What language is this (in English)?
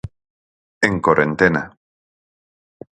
Galician